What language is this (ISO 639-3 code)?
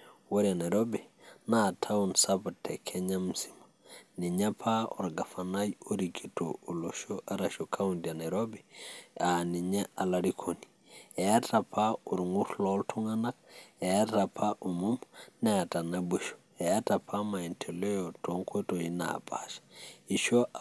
mas